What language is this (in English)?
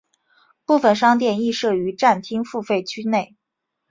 Chinese